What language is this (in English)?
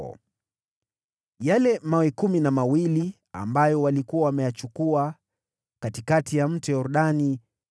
Swahili